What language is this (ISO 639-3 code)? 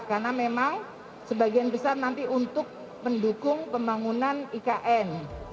ind